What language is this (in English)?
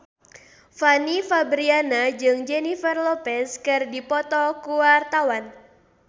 Sundanese